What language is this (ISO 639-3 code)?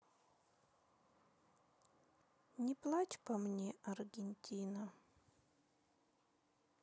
rus